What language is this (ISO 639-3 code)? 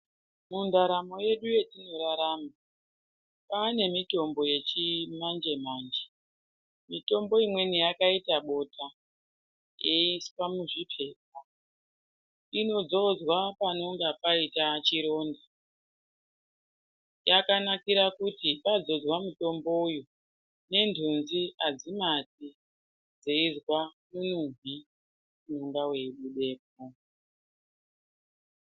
ndc